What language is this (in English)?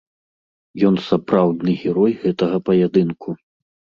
Belarusian